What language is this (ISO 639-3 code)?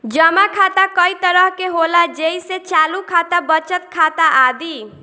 bho